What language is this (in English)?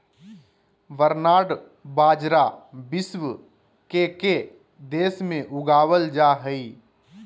Magahi